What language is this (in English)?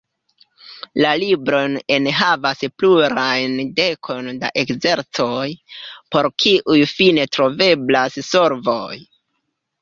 Esperanto